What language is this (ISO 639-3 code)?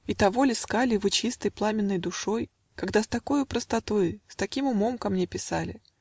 rus